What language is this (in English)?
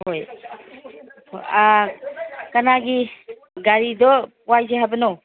Manipuri